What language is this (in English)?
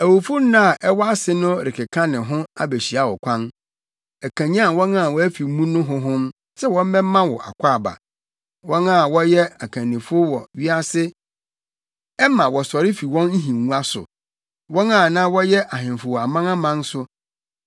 Akan